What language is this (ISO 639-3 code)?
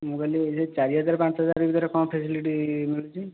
ori